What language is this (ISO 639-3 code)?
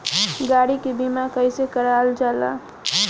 bho